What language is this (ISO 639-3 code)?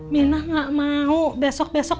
ind